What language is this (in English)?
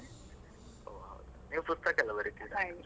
Kannada